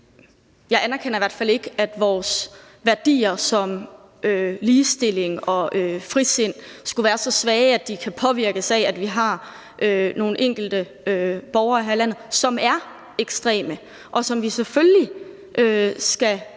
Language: Danish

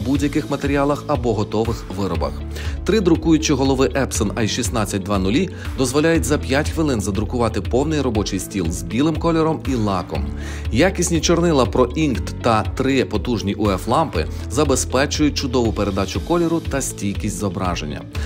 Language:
Ukrainian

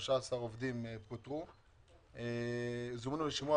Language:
Hebrew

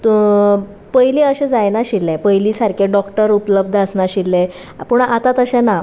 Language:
Konkani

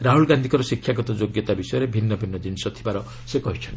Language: Odia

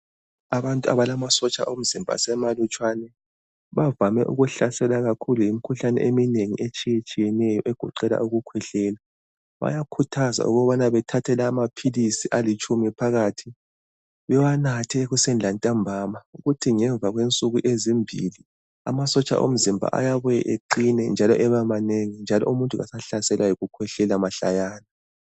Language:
North Ndebele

